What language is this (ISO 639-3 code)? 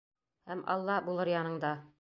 bak